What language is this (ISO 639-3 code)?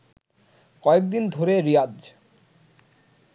ben